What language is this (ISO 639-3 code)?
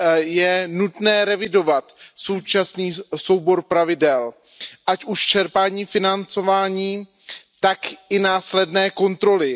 ces